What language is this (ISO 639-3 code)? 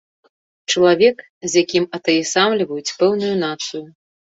bel